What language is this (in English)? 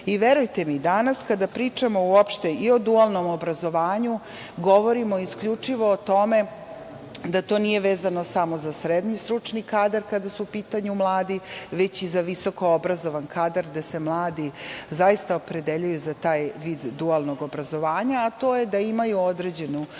Serbian